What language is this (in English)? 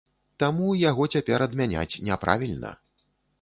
Belarusian